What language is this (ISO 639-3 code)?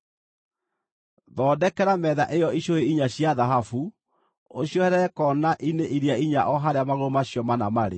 kik